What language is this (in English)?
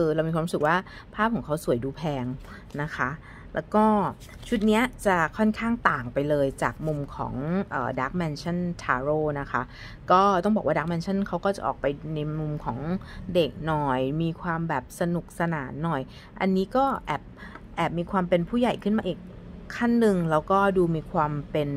Thai